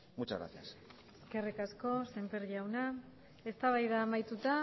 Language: Basque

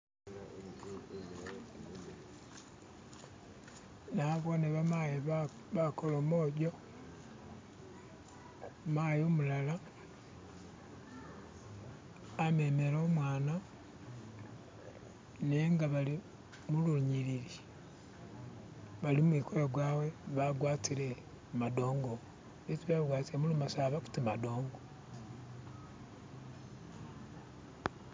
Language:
Masaaba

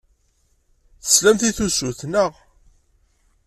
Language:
Kabyle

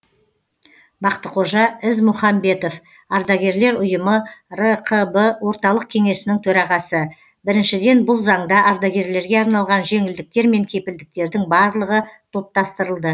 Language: Kazakh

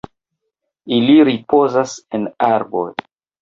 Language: Esperanto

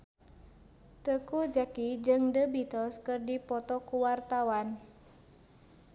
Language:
Sundanese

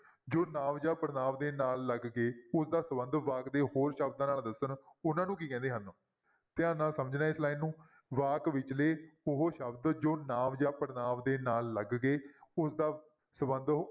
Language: Punjabi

